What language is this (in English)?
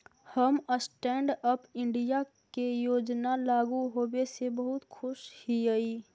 Magahi